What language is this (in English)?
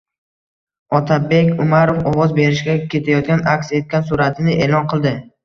Uzbek